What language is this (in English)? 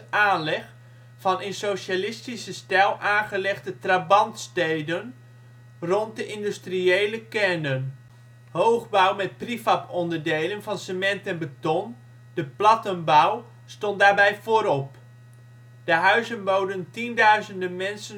Dutch